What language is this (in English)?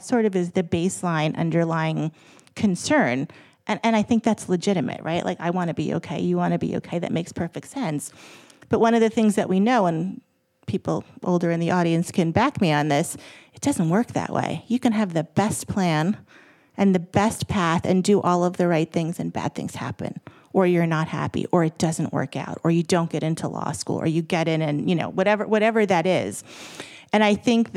English